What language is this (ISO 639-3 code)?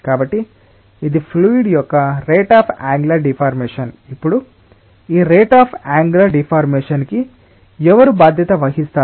tel